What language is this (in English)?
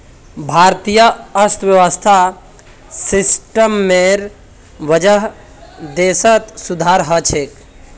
Magahi